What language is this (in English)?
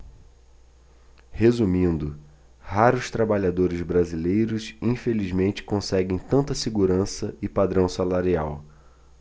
Portuguese